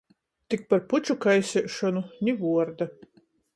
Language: Latgalian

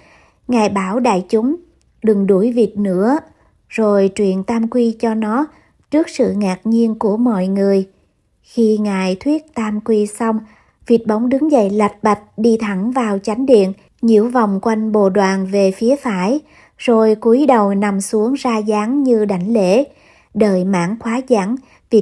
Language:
Vietnamese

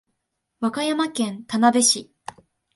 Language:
Japanese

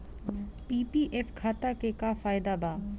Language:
Bhojpuri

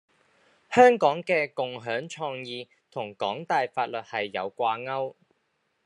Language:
Cantonese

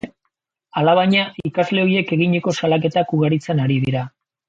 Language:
Basque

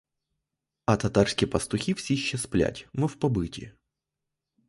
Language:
Ukrainian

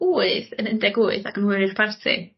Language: Welsh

